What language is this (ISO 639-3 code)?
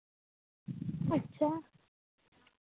sat